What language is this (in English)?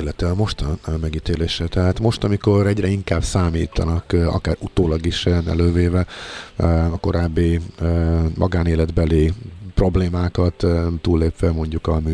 Hungarian